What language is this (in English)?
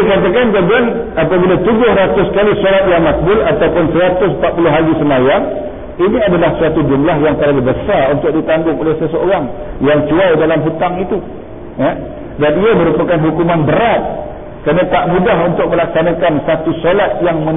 Malay